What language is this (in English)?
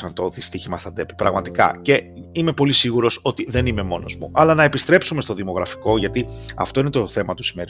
Greek